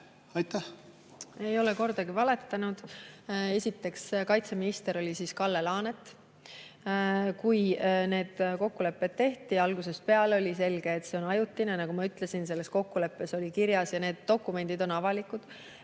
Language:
Estonian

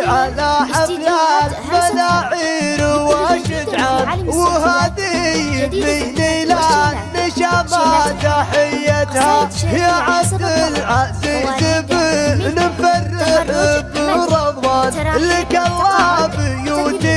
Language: Arabic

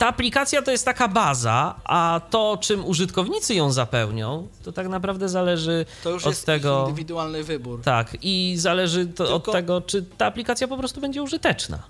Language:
Polish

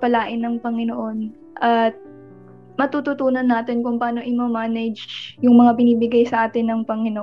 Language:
Filipino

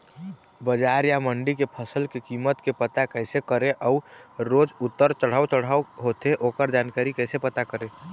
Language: Chhattisgarhi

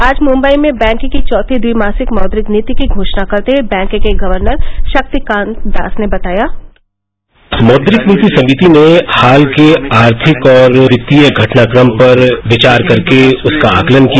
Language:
Hindi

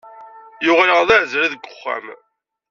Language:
Kabyle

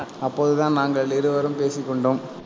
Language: Tamil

